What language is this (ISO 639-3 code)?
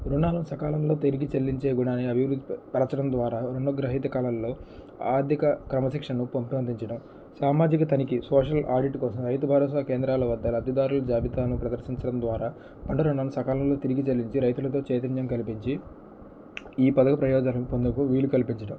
tel